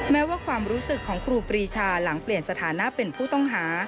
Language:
Thai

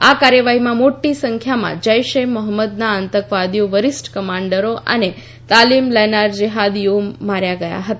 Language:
Gujarati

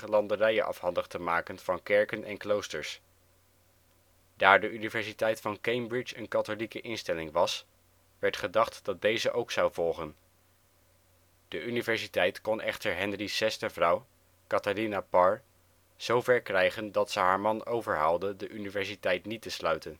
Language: Dutch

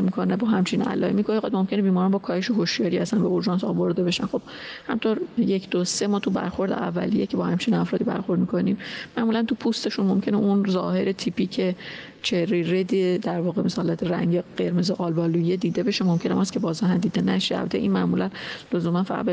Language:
Persian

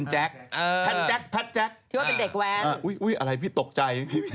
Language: Thai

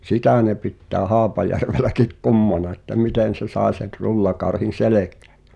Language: Finnish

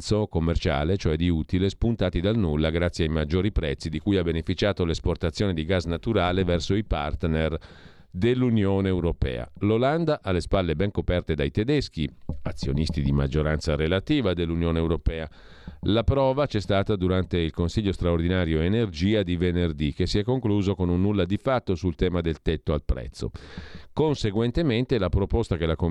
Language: Italian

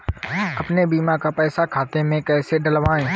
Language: Hindi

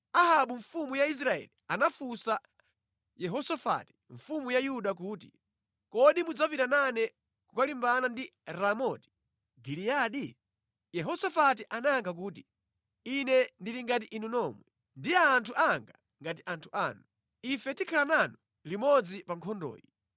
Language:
Nyanja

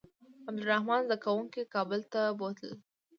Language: Pashto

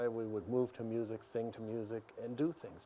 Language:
Indonesian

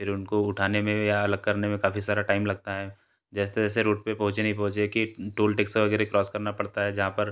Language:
Hindi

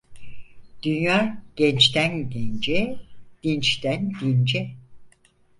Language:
Turkish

